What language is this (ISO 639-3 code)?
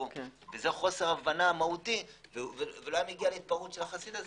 heb